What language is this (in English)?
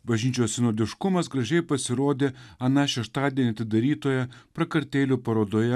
Lithuanian